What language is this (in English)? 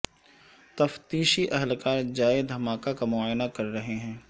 Urdu